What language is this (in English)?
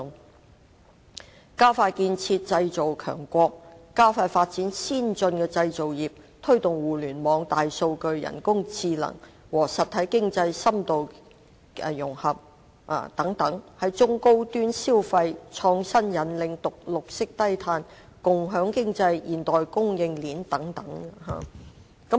Cantonese